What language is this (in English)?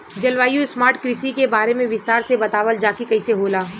Bhojpuri